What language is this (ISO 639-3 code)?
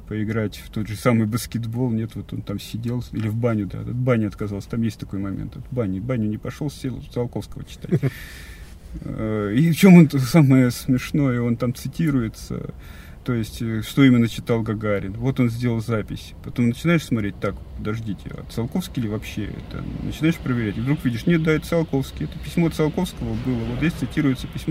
rus